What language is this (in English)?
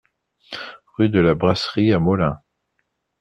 French